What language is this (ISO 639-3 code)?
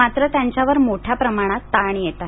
mar